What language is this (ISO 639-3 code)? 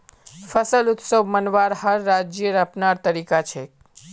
mag